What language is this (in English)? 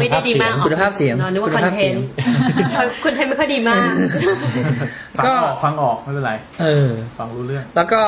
Thai